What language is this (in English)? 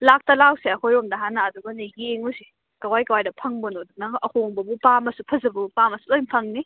Manipuri